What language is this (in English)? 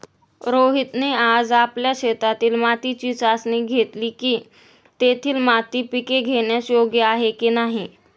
Marathi